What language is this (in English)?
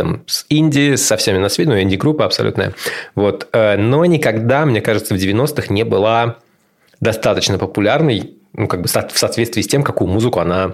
Russian